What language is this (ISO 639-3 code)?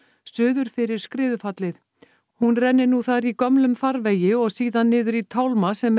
isl